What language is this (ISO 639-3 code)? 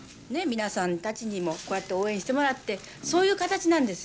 jpn